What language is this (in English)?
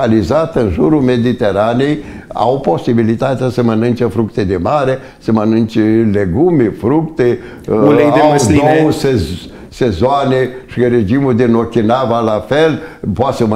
Romanian